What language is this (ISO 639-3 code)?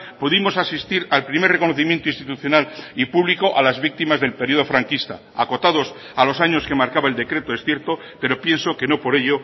spa